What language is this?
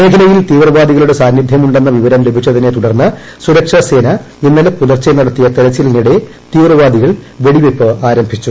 Malayalam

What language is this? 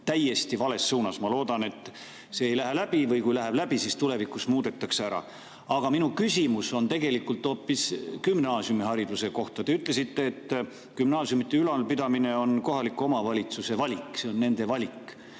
Estonian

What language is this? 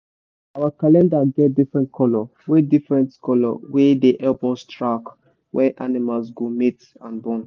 Nigerian Pidgin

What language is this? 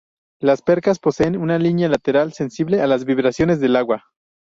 Spanish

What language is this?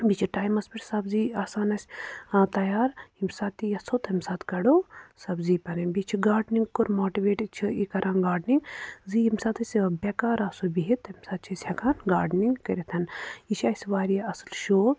Kashmiri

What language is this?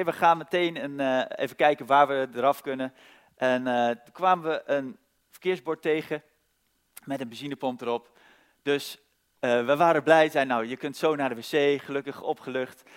Dutch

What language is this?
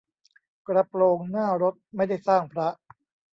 Thai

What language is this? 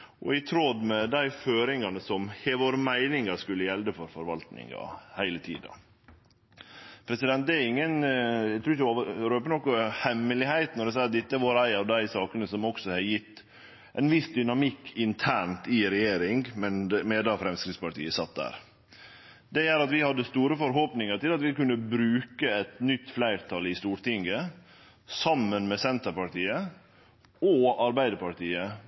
Norwegian Nynorsk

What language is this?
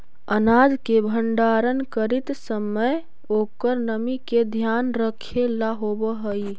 Magahi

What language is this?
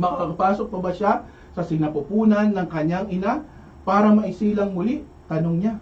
Filipino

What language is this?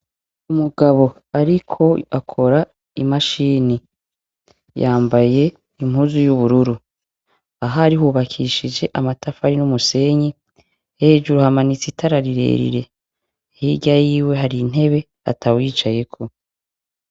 Rundi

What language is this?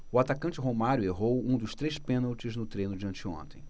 Portuguese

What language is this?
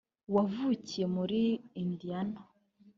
Kinyarwanda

